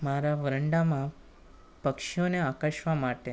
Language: Gujarati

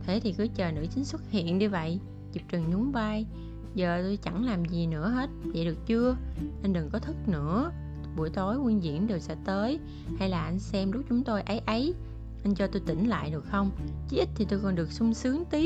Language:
Vietnamese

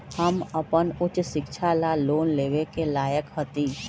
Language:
Magahi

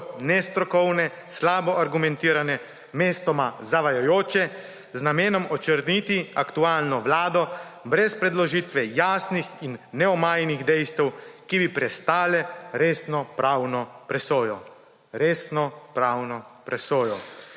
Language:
Slovenian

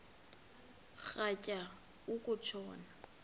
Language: Xhosa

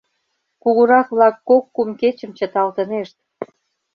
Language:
Mari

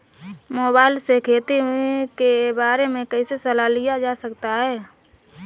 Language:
Hindi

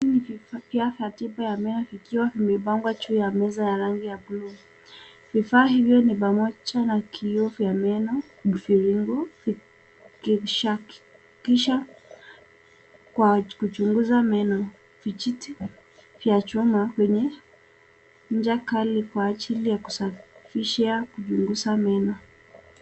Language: Swahili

